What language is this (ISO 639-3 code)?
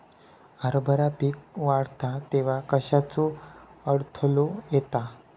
mar